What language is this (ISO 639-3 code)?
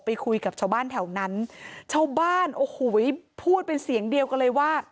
tha